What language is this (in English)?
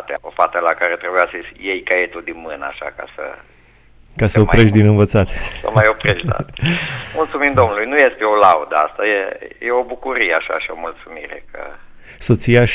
Romanian